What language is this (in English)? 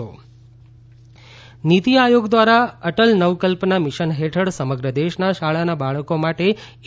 Gujarati